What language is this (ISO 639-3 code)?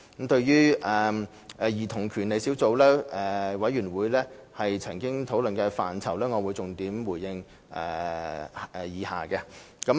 yue